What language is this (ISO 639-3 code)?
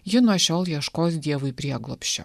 lit